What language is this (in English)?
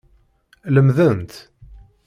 Kabyle